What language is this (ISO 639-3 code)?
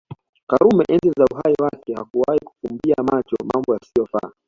swa